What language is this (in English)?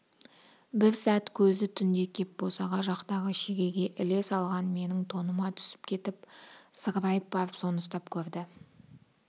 Kazakh